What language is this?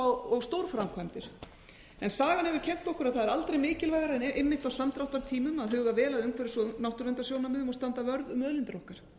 Icelandic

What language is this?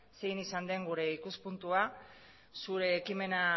Basque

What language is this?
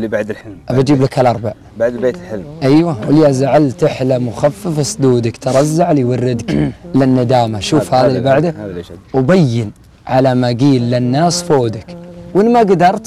Arabic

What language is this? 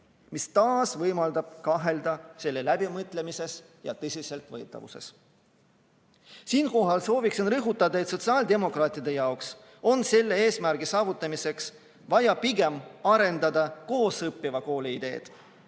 Estonian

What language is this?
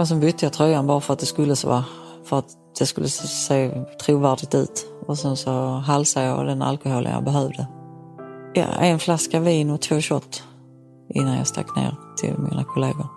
Swedish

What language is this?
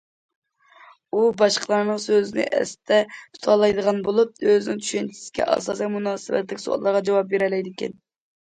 Uyghur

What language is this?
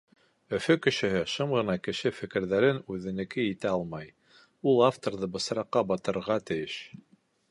Bashkir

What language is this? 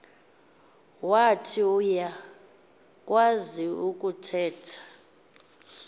Xhosa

